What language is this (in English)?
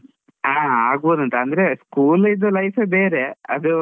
Kannada